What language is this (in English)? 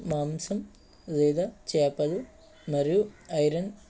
Telugu